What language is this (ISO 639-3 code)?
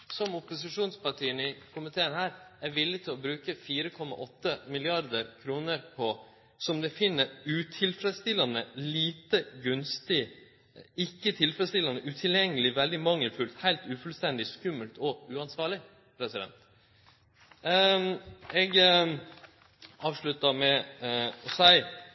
nno